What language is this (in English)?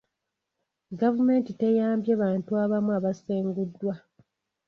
Ganda